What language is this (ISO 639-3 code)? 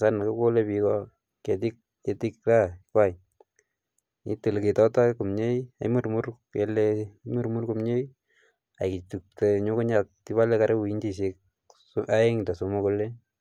kln